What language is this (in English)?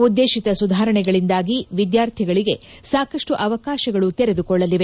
Kannada